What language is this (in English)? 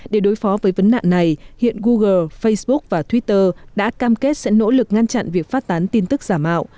Vietnamese